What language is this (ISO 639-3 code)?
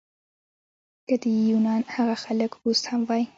pus